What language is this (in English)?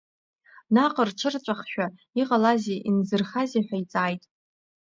Abkhazian